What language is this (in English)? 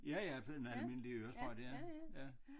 Danish